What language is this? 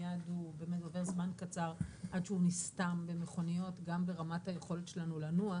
Hebrew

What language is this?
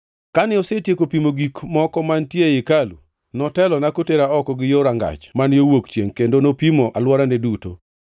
Luo (Kenya and Tanzania)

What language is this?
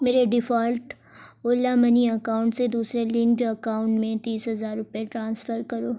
Urdu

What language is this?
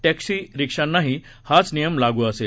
Marathi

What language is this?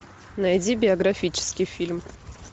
Russian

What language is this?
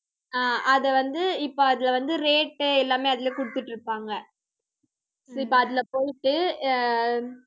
Tamil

